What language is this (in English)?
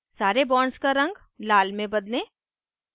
Hindi